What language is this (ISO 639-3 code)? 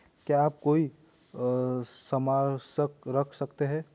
hin